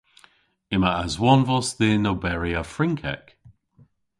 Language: Cornish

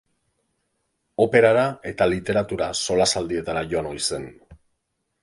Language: Basque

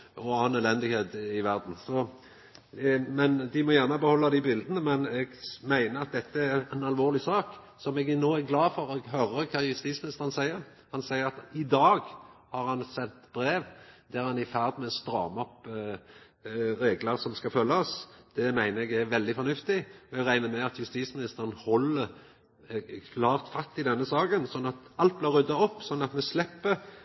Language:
Norwegian Nynorsk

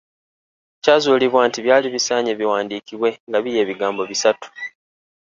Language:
Ganda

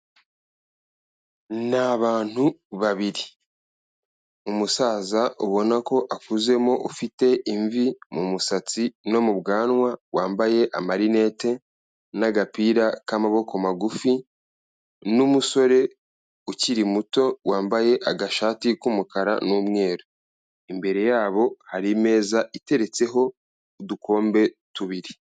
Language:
Kinyarwanda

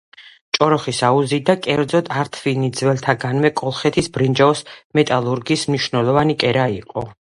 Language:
Georgian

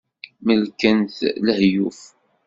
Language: Kabyle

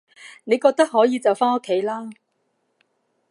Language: Cantonese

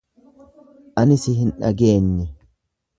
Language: Oromo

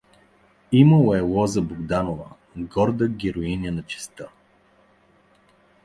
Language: Bulgarian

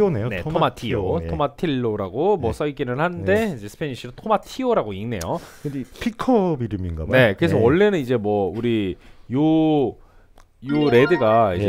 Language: Korean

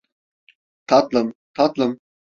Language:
Turkish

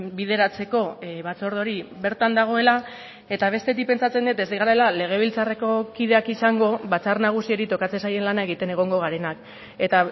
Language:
Basque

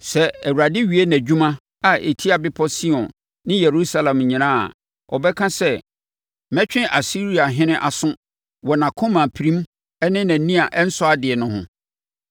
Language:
Akan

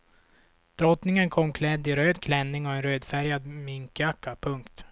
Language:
Swedish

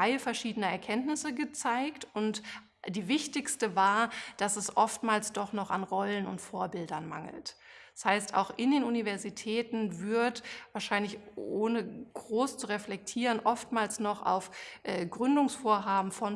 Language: German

